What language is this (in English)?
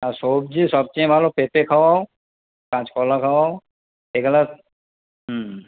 Bangla